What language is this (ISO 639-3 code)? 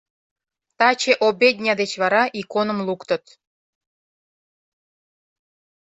chm